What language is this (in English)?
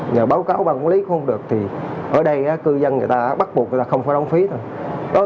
Vietnamese